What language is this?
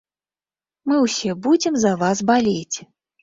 Belarusian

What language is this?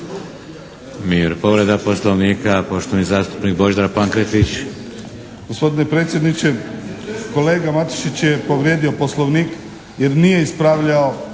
Croatian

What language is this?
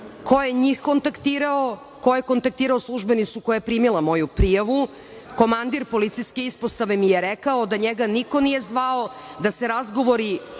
Serbian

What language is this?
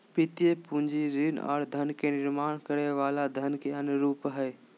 Magahi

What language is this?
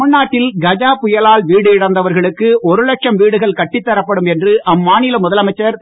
Tamil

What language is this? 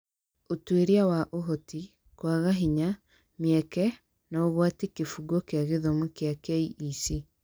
Kikuyu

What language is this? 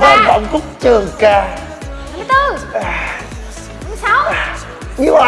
Vietnamese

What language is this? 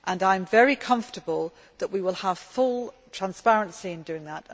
English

